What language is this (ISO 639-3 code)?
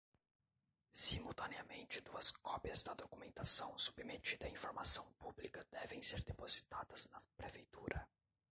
por